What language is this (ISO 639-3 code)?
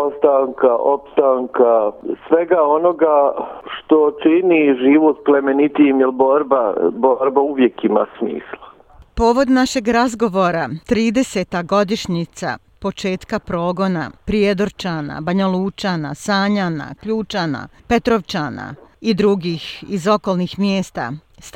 hrv